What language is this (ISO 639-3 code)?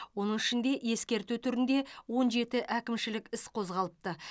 kaz